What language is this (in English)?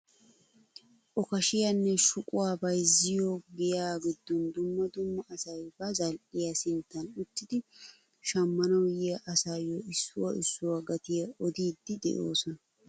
Wolaytta